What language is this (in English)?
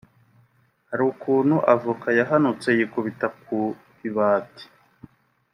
Kinyarwanda